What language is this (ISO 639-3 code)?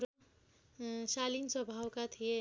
nep